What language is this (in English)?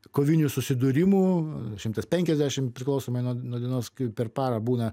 Lithuanian